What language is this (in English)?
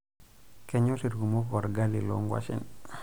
Masai